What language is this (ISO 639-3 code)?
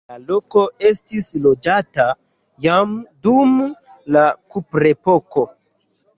epo